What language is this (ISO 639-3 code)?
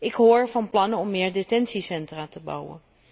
nld